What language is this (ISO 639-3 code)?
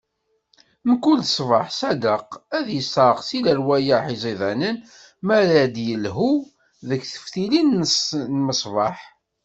kab